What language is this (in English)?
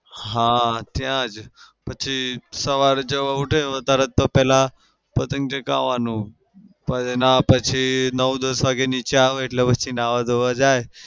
Gujarati